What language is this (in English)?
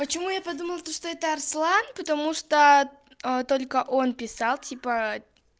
Russian